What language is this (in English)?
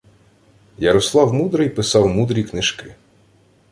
Ukrainian